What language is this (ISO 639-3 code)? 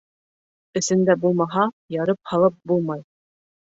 bak